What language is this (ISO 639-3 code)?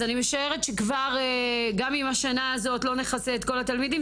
heb